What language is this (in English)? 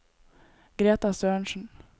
Norwegian